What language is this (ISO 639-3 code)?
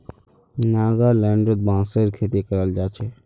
mag